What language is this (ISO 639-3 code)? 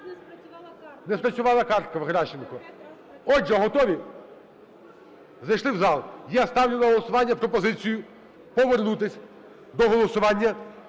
ukr